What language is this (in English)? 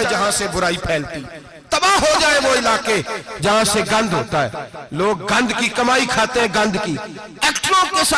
Ganda